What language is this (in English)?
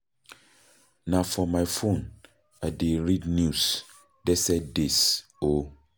Nigerian Pidgin